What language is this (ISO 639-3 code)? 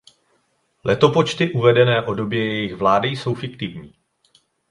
ces